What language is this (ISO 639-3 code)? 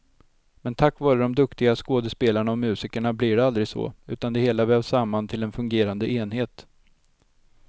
swe